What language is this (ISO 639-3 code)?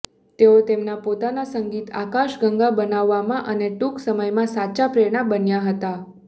guj